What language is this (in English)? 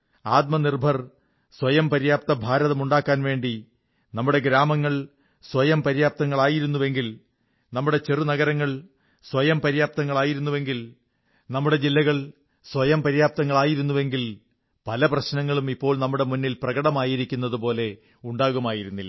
Malayalam